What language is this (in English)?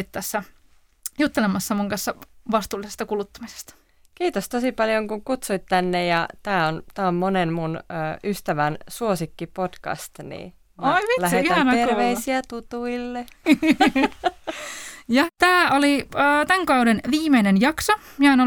Finnish